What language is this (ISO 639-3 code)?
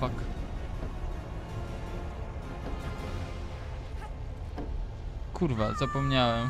pol